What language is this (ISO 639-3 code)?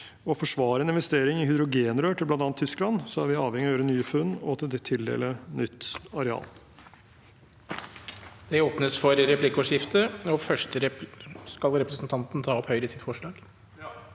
nor